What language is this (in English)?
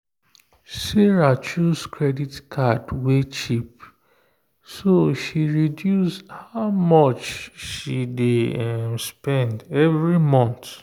Nigerian Pidgin